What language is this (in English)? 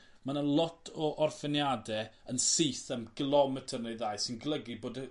Welsh